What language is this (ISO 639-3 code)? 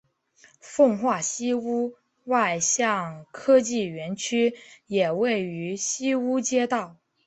zho